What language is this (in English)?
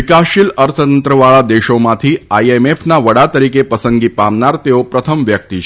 Gujarati